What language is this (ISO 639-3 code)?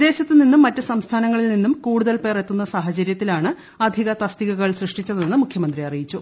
mal